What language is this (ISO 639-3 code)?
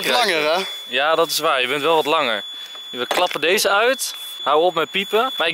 nld